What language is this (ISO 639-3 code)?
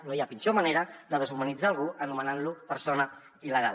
cat